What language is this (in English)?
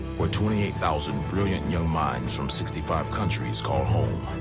English